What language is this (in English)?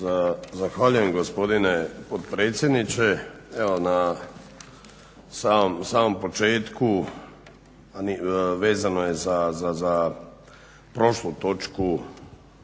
Croatian